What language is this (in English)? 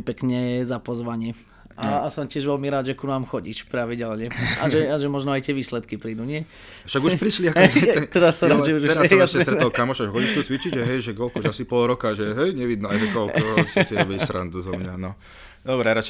Slovak